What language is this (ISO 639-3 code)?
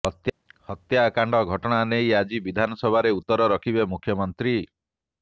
ori